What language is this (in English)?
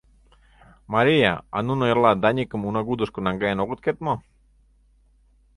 Mari